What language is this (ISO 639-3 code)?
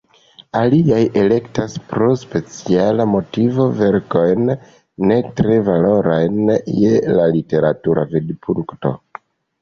epo